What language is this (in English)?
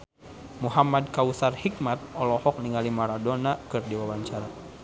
Sundanese